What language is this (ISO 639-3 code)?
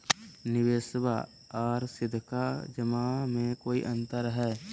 mag